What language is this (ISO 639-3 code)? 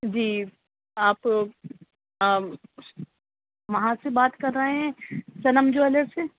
urd